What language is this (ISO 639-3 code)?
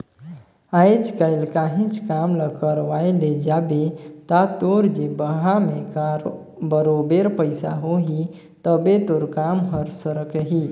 hne